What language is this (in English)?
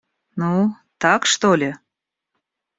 Russian